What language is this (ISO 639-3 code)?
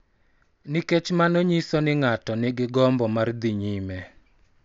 luo